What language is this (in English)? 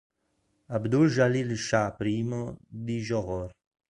Italian